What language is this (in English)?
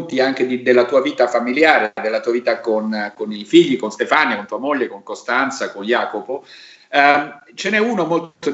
Italian